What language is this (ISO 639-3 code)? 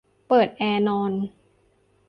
tha